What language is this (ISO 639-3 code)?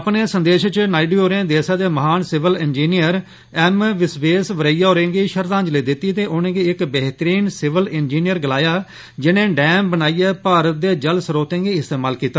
doi